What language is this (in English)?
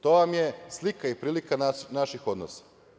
Serbian